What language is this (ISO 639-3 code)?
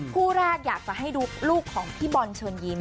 tha